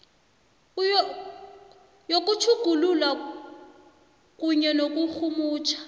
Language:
South Ndebele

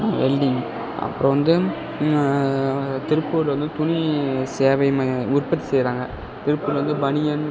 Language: Tamil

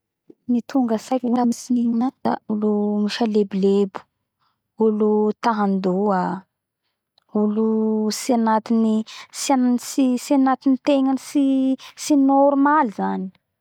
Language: Bara Malagasy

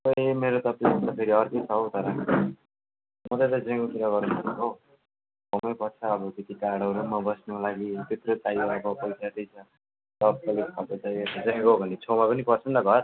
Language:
Nepali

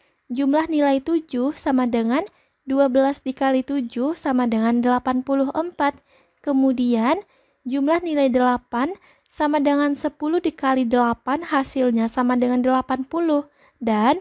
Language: Indonesian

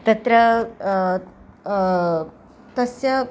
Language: Sanskrit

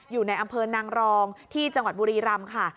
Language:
Thai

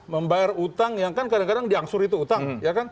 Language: Indonesian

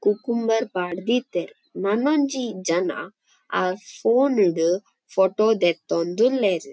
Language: Tulu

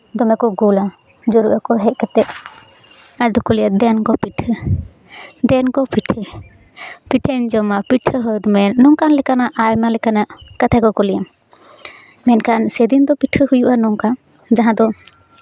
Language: Santali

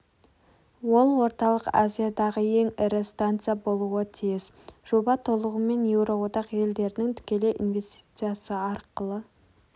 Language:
Kazakh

